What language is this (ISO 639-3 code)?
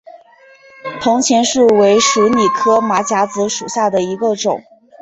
zho